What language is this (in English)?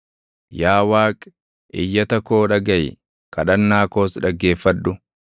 Oromo